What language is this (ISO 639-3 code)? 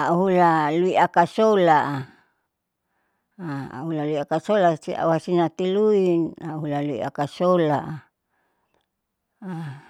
sau